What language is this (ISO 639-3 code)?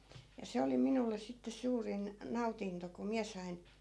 fin